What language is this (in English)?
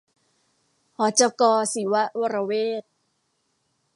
Thai